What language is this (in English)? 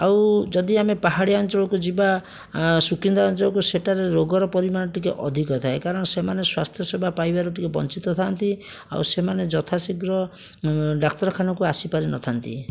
Odia